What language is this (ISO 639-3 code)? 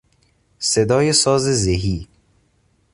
fas